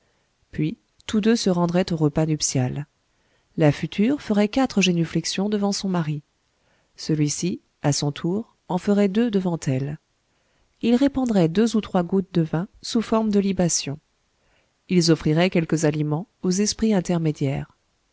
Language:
French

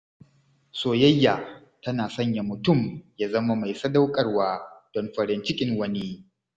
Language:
Hausa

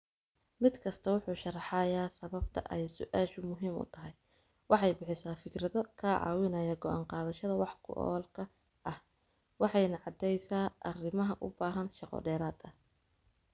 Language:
Somali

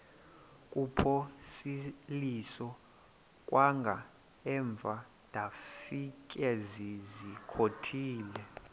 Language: Xhosa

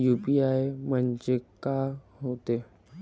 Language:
Marathi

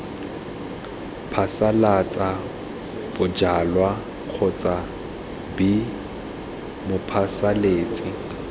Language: Tswana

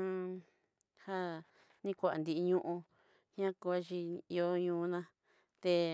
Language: Southeastern Nochixtlán Mixtec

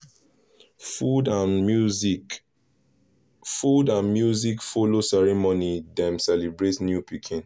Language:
Nigerian Pidgin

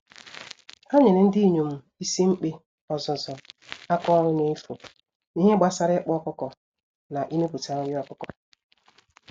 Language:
Igbo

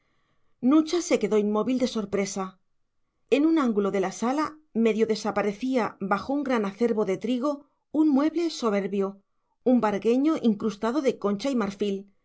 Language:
Spanish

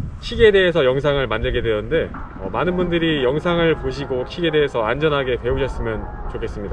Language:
Korean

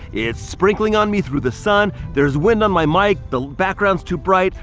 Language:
English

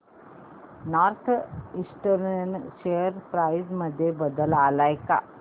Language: Marathi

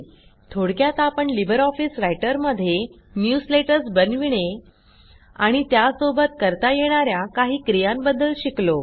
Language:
Marathi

